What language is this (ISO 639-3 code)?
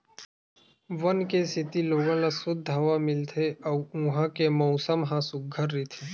hne